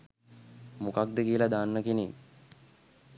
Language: Sinhala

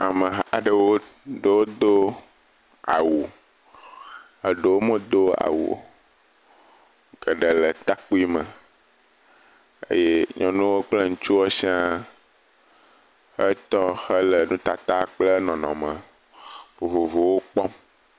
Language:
Ewe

